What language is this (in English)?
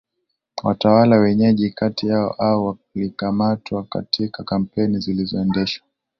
Swahili